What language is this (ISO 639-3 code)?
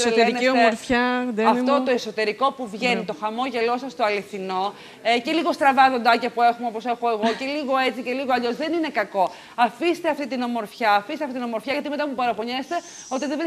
ell